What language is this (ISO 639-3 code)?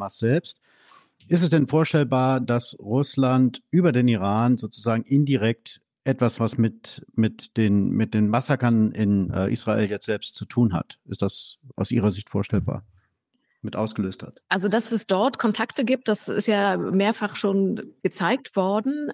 deu